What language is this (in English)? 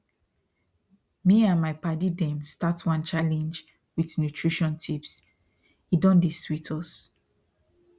Nigerian Pidgin